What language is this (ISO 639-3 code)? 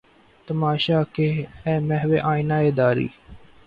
urd